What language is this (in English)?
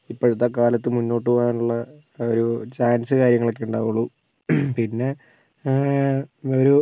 Malayalam